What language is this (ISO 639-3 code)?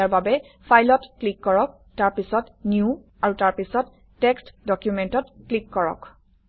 asm